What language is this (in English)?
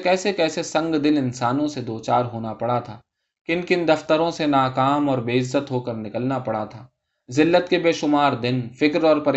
Urdu